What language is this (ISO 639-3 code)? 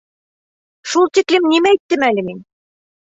bak